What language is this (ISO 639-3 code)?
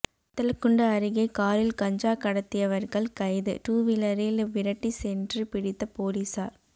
tam